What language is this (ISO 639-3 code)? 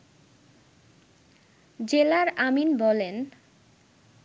ben